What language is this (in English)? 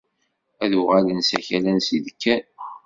Kabyle